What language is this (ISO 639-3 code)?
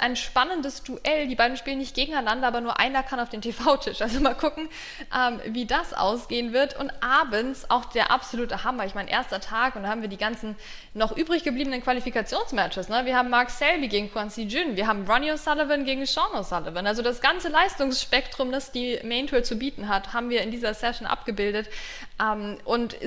deu